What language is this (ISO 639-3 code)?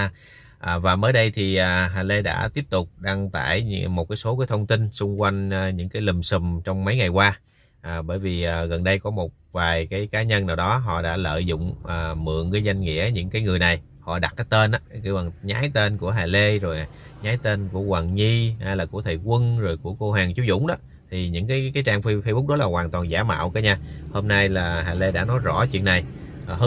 vie